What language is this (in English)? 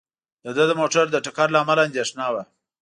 Pashto